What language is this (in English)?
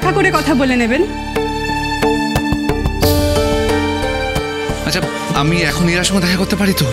Bangla